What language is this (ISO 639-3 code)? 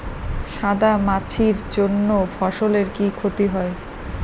ben